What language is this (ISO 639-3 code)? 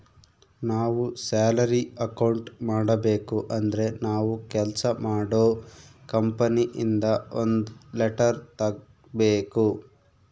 kan